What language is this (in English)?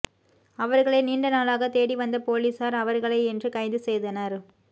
Tamil